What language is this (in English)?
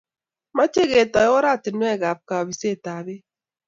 Kalenjin